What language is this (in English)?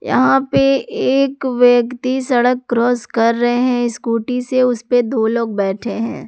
Hindi